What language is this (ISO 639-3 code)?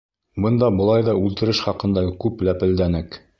bak